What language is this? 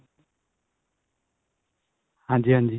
Punjabi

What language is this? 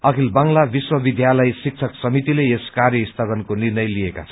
Nepali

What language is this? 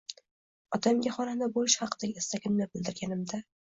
Uzbek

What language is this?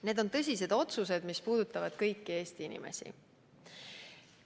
Estonian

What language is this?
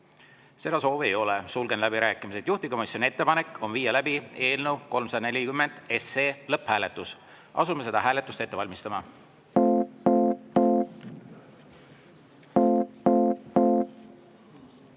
Estonian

